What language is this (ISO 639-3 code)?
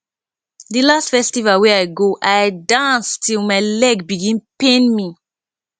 pcm